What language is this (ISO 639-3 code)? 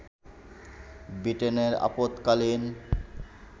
ben